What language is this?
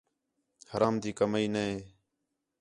Khetrani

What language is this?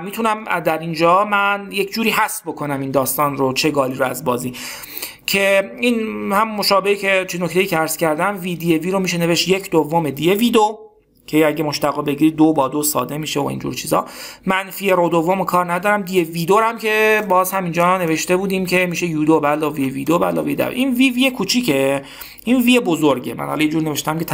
Persian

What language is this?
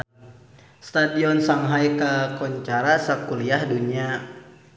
Sundanese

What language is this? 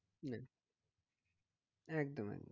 Bangla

